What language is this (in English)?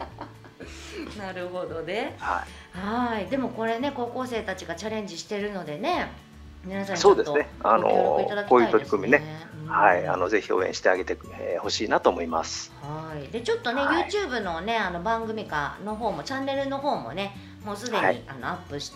Japanese